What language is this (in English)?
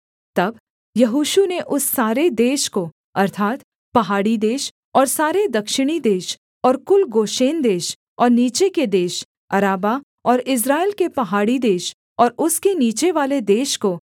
Hindi